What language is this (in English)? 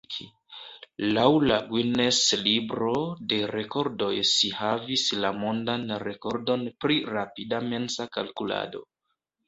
Esperanto